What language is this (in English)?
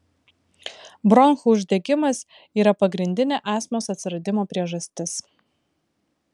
Lithuanian